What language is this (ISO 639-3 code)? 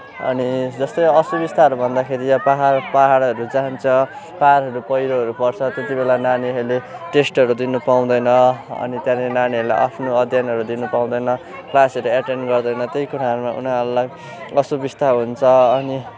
nep